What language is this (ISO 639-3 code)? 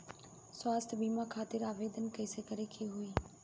bho